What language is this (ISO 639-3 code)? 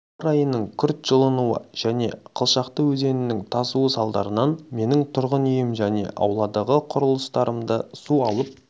kaz